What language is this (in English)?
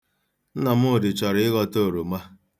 Igbo